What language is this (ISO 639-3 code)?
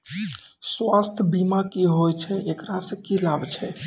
mai